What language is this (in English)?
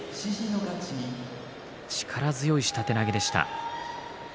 Japanese